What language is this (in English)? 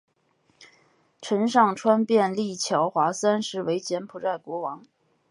Chinese